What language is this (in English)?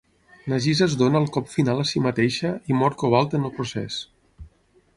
Catalan